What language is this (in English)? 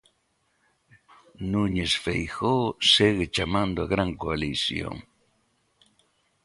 Galician